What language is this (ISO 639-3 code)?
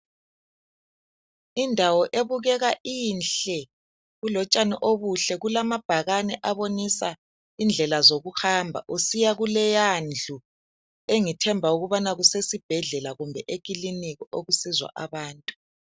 nde